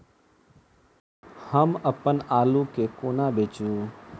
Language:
Maithili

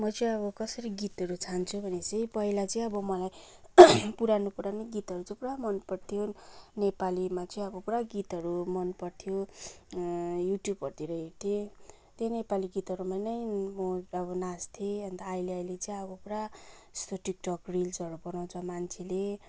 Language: Nepali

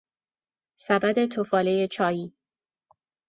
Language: Persian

